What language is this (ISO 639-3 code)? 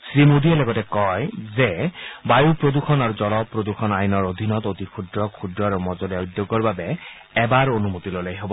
asm